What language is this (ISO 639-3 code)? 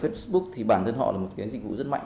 vie